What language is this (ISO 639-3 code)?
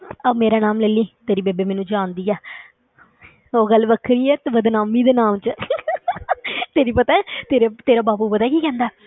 pan